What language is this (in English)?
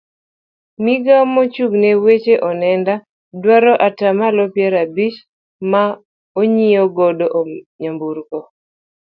Luo (Kenya and Tanzania)